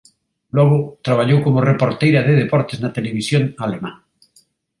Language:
Galician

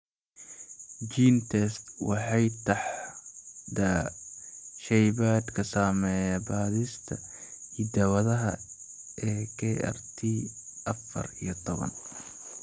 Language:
Somali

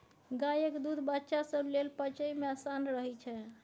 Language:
Maithili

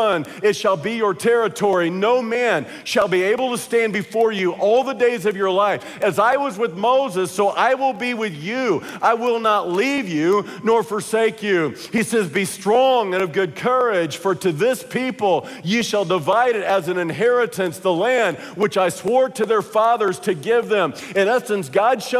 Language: English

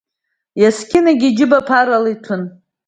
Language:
Abkhazian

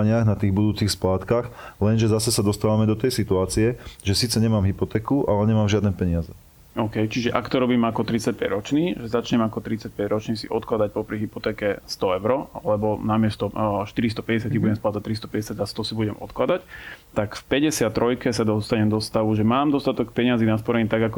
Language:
Slovak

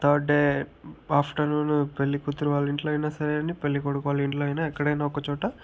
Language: Telugu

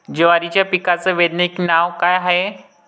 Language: Marathi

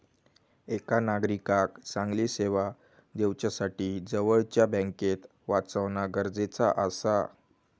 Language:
Marathi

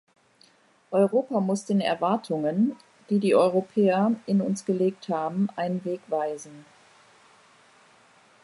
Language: German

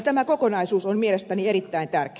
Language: Finnish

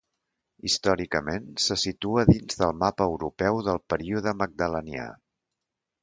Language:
Catalan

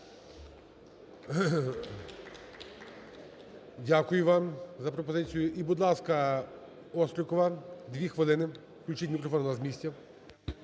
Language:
Ukrainian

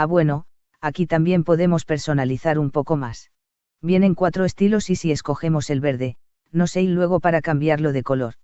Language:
Spanish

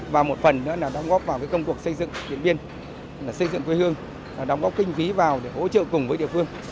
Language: Vietnamese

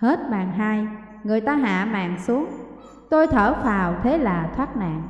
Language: Vietnamese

